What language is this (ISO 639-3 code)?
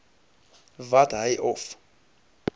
afr